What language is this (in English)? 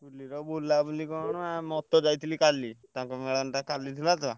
Odia